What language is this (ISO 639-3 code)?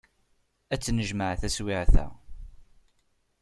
kab